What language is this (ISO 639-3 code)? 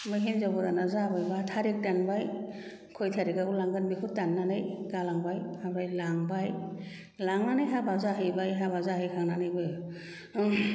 brx